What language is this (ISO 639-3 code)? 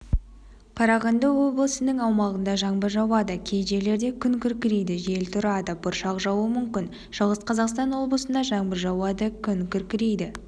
kaz